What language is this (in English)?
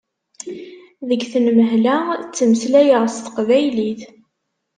Kabyle